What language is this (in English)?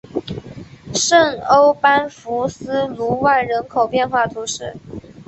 Chinese